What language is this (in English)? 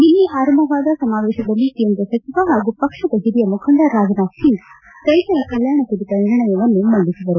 Kannada